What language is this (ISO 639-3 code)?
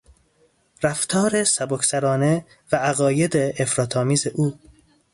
fas